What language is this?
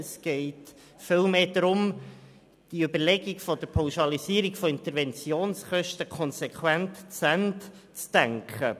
Swiss German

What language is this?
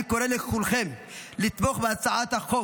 Hebrew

